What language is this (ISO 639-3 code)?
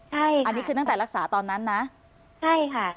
tha